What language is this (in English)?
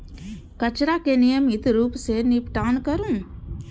Maithili